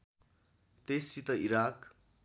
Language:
Nepali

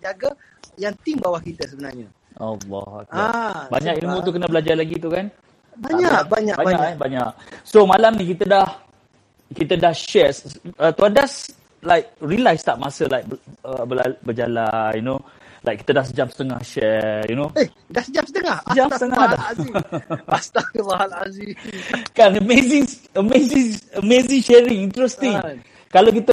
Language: Malay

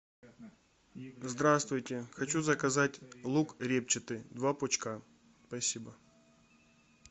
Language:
Russian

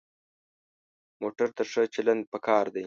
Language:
Pashto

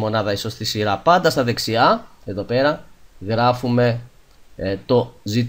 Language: Greek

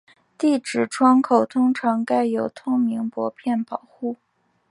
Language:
Chinese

